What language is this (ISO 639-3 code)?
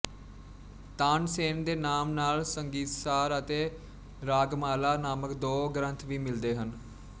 pan